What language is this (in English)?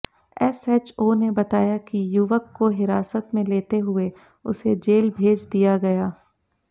Hindi